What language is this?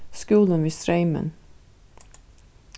Faroese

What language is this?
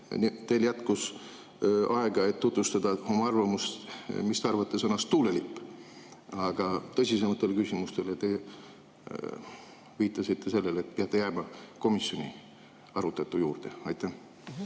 Estonian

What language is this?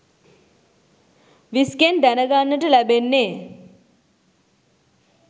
Sinhala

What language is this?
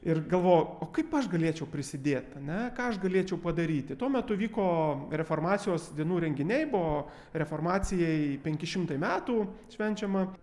Lithuanian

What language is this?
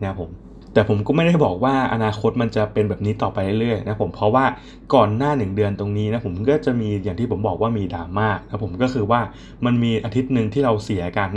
Thai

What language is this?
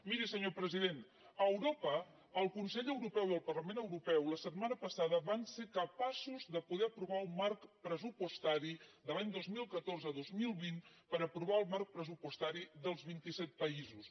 Catalan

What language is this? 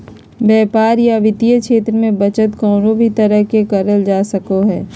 Magahi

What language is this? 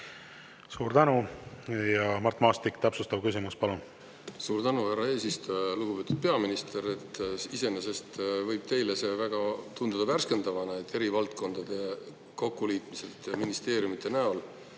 Estonian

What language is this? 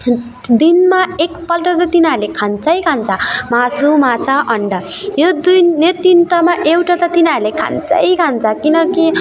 Nepali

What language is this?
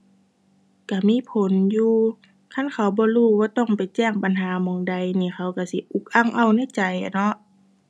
Thai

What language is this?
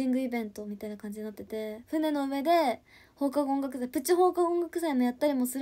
Japanese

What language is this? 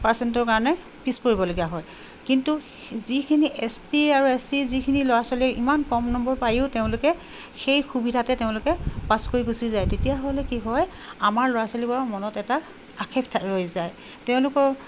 Assamese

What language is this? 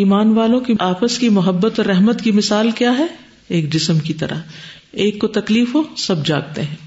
Urdu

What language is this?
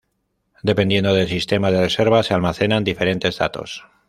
Spanish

